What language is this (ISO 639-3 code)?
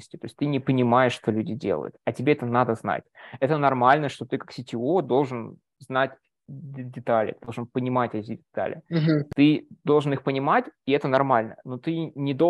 rus